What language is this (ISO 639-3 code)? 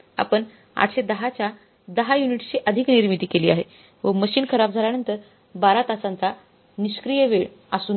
mar